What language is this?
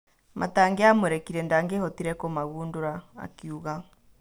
Kikuyu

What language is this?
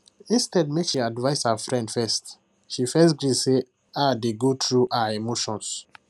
Nigerian Pidgin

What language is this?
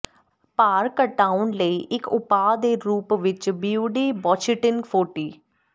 Punjabi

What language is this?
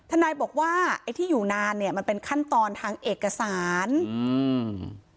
Thai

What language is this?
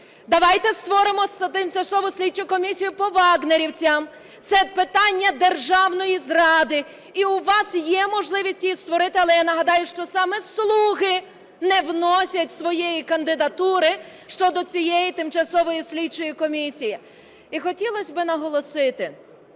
Ukrainian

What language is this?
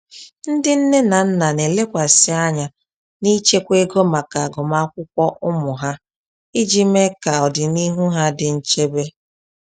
Igbo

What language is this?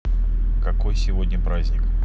Russian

